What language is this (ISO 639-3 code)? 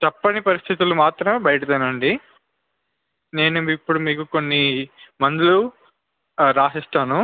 tel